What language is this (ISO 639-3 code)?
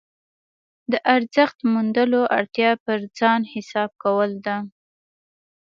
pus